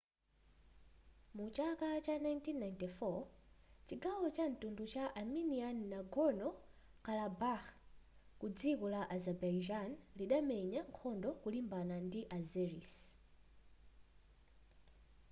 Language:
Nyanja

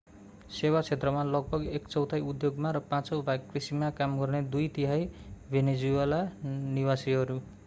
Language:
Nepali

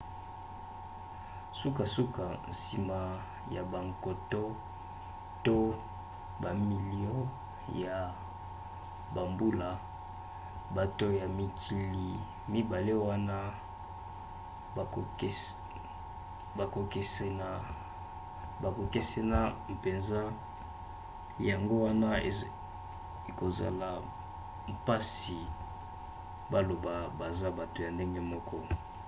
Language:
Lingala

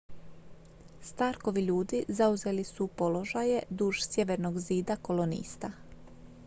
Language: Croatian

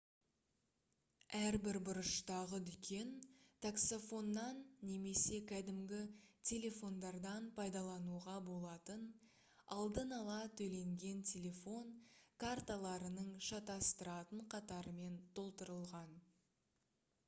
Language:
Kazakh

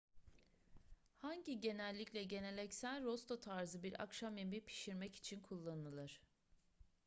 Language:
Turkish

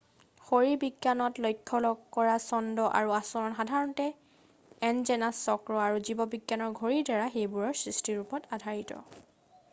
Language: Assamese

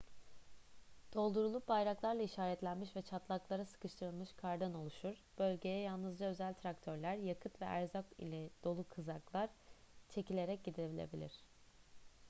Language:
Turkish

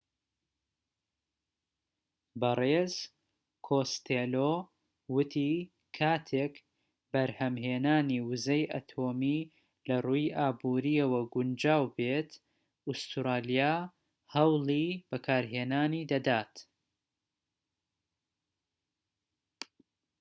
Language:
Central Kurdish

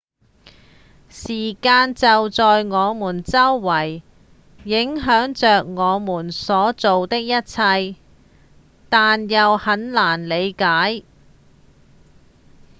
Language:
Cantonese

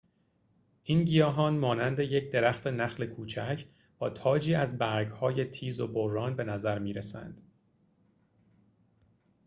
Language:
Persian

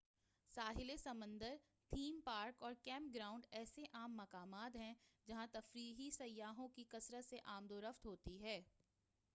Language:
Urdu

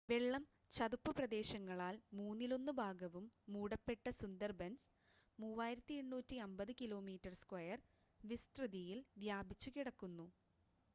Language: Malayalam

